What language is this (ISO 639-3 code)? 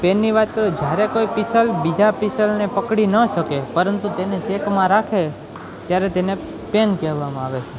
guj